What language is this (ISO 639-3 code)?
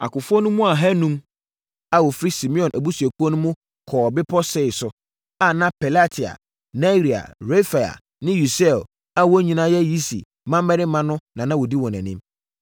aka